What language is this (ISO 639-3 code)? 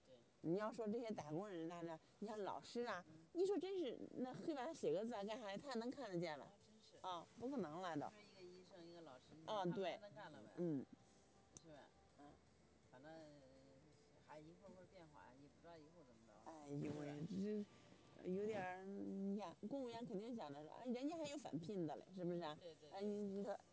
zho